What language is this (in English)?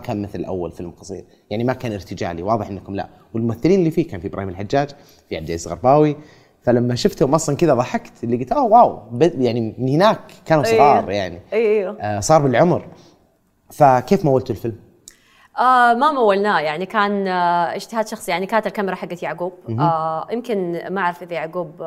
Arabic